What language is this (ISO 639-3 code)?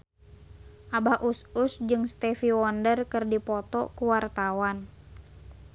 sun